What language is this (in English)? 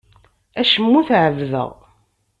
Kabyle